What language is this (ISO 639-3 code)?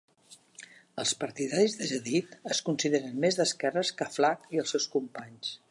cat